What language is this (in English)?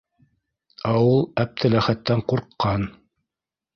Bashkir